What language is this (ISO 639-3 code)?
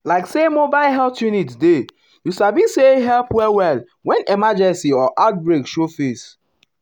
pcm